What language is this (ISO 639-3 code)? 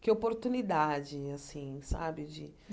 por